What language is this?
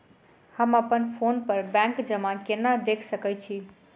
Maithili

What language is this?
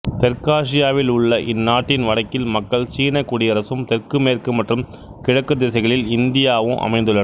Tamil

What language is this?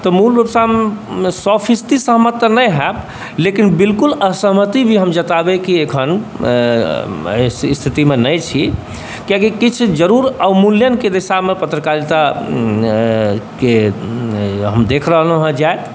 Maithili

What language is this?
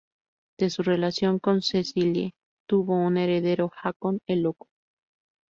Spanish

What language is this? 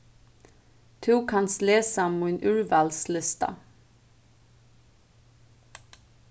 Faroese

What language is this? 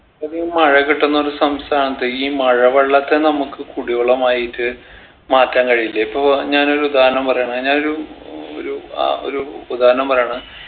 Malayalam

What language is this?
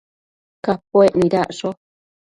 Matsés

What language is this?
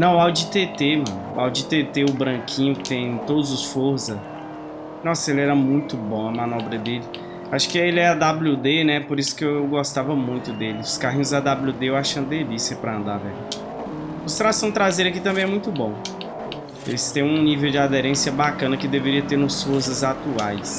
Portuguese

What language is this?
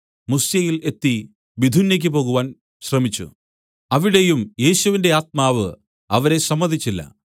Malayalam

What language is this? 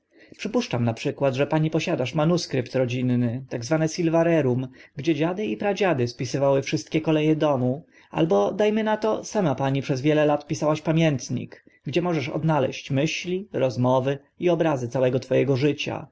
Polish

